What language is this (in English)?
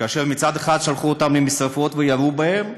Hebrew